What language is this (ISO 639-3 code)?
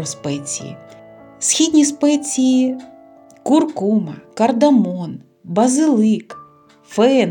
ukr